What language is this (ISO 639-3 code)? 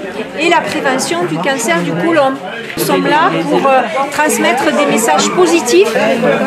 fra